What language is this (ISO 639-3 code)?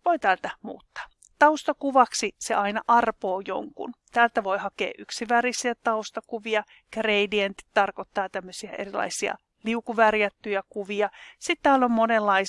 fin